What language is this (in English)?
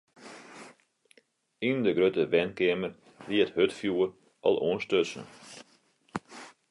Western Frisian